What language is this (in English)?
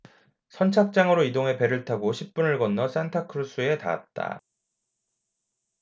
Korean